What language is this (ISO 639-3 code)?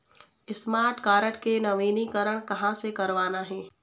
hne